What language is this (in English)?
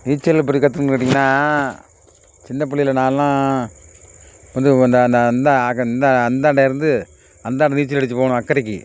Tamil